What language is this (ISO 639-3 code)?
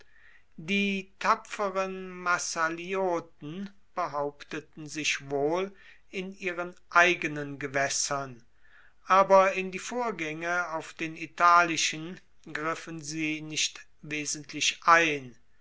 deu